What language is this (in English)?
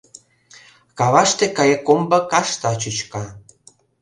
Mari